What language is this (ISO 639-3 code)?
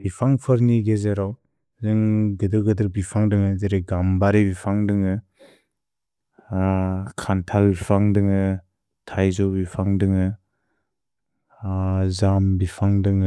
brx